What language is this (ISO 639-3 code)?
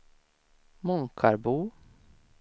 swe